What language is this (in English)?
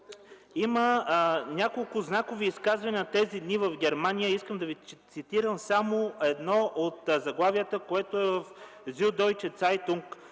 Bulgarian